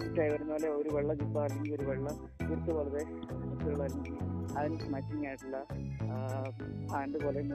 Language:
Malayalam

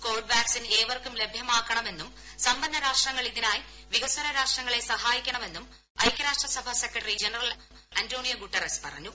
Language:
Malayalam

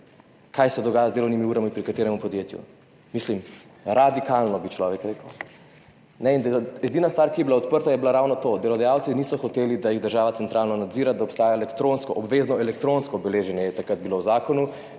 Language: Slovenian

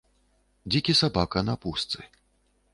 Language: Belarusian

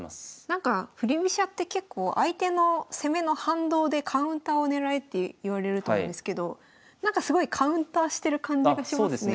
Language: Japanese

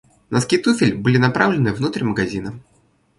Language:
Russian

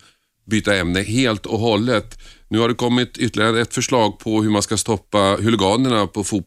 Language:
Swedish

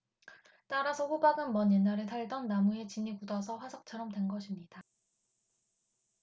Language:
Korean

